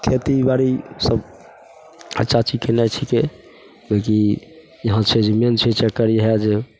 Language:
Maithili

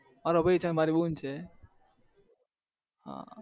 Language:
Gujarati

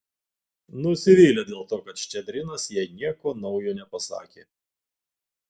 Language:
Lithuanian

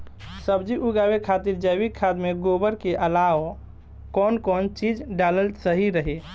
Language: Bhojpuri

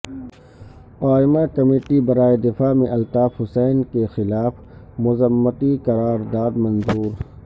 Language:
Urdu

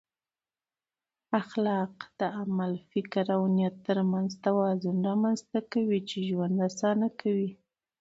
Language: Pashto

